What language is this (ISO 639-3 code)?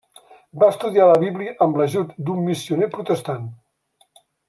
cat